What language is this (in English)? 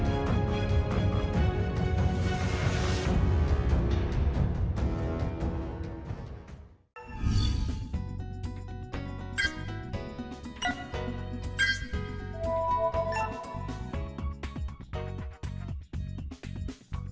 Vietnamese